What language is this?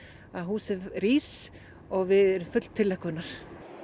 Icelandic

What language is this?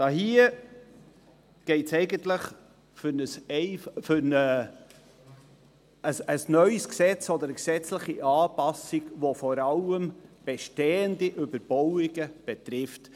Swiss German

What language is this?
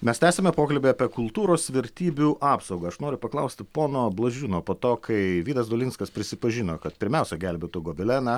Lithuanian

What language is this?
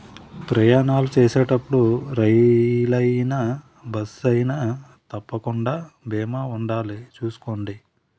Telugu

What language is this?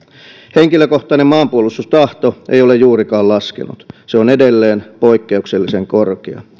Finnish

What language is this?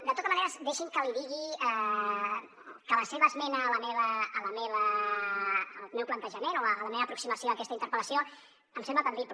Catalan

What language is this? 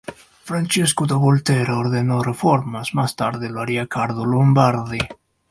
Spanish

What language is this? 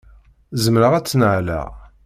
Kabyle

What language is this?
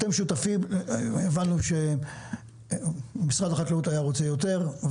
Hebrew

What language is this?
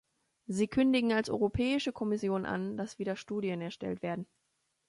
German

